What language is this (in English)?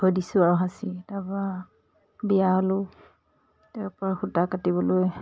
Assamese